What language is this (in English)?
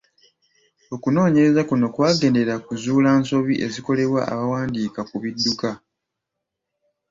Ganda